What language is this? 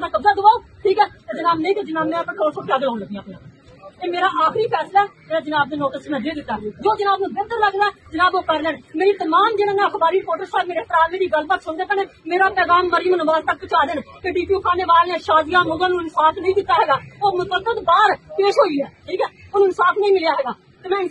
Punjabi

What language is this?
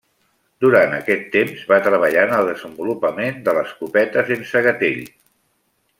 Catalan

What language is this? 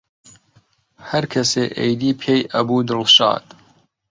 Central Kurdish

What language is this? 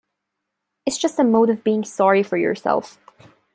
English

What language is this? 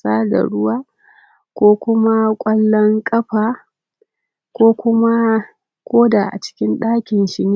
Hausa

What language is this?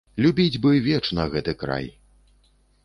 Belarusian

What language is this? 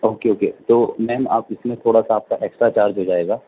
Urdu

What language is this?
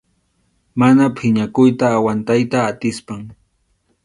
Arequipa-La Unión Quechua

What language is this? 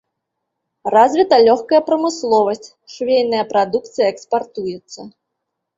Belarusian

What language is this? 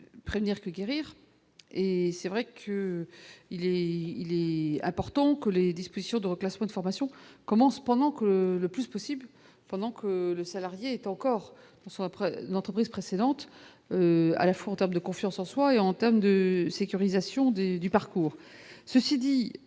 French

